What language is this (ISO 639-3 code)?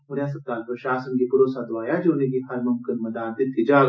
doi